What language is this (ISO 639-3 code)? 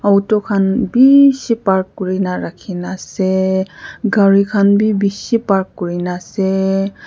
nag